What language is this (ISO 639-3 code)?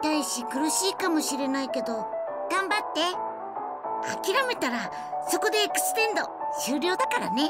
jpn